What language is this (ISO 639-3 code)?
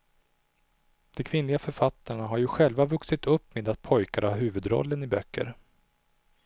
swe